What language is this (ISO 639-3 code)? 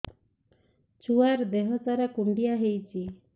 ori